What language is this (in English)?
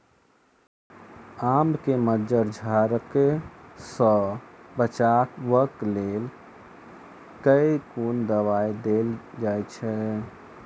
Maithili